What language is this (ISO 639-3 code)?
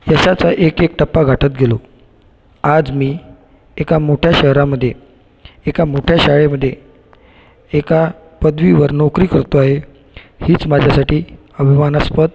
mar